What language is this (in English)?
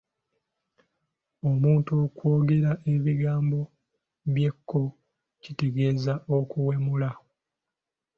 Ganda